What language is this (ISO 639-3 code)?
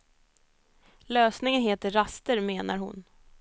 swe